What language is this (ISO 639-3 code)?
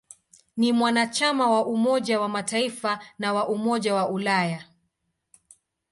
swa